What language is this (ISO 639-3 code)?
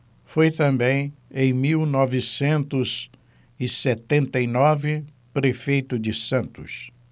por